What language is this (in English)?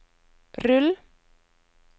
Norwegian